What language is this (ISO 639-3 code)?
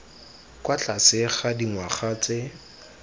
tsn